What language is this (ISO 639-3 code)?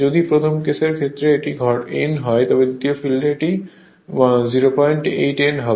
ben